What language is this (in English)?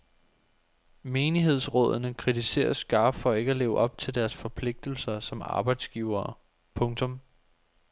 Danish